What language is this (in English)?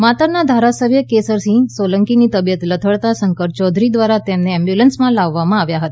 Gujarati